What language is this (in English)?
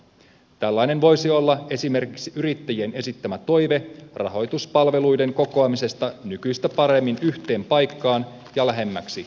Finnish